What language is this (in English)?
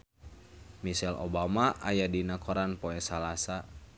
Sundanese